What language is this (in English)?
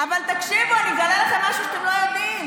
Hebrew